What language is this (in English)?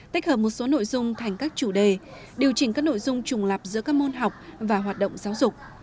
Vietnamese